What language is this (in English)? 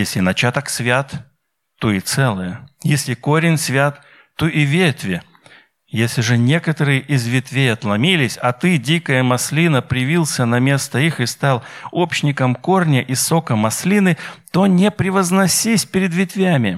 Russian